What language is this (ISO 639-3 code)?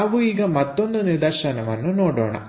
kan